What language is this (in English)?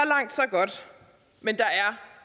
Danish